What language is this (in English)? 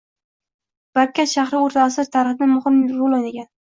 Uzbek